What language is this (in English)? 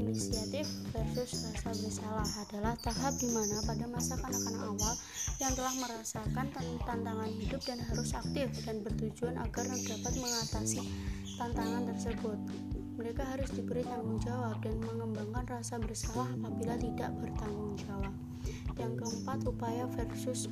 Indonesian